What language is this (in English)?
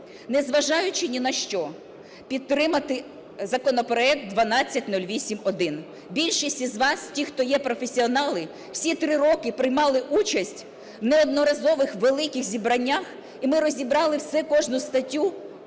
Ukrainian